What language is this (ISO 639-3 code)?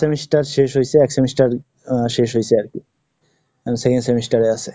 ben